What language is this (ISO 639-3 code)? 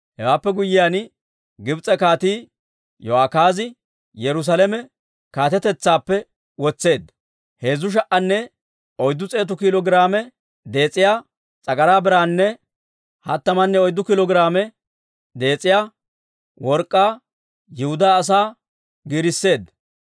dwr